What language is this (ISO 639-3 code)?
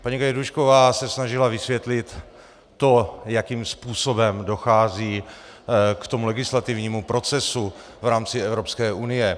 ces